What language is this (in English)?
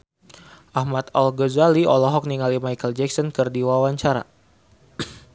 Sundanese